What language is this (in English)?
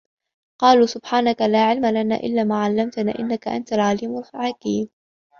Arabic